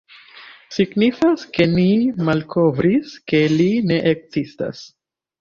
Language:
Esperanto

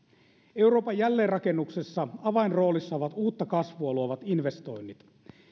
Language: Finnish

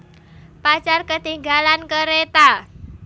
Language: Javanese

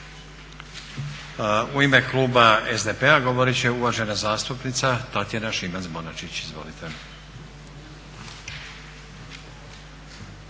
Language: Croatian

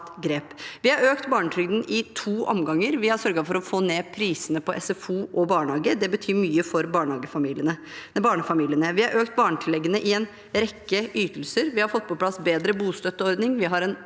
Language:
Norwegian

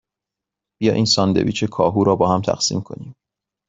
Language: Persian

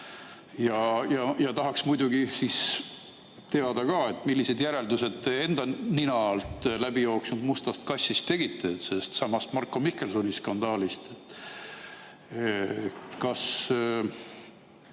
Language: Estonian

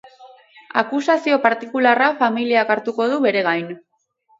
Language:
Basque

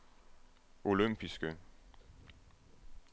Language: Danish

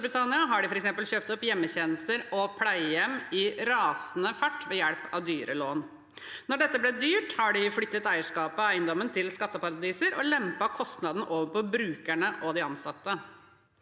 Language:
Norwegian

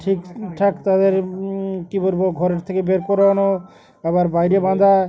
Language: Bangla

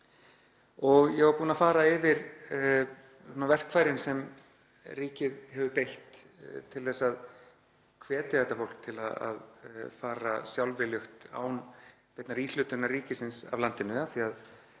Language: Icelandic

